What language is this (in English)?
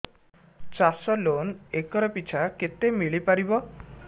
Odia